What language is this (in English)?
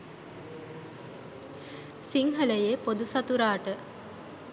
Sinhala